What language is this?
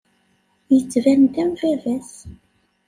Kabyle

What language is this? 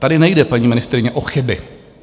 Czech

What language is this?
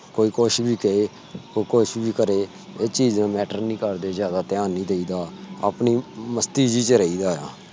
Punjabi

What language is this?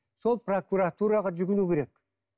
Kazakh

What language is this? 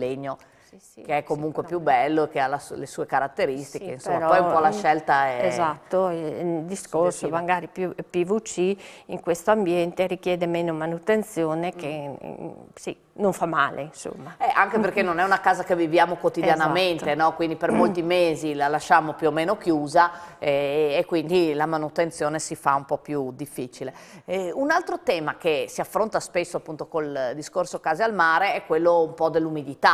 Italian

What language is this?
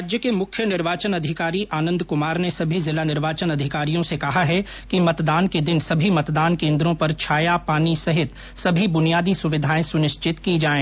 Hindi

